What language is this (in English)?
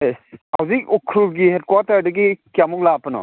Manipuri